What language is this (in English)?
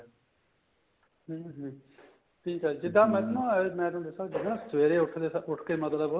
Punjabi